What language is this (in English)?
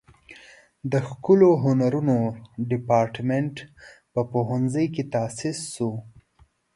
Pashto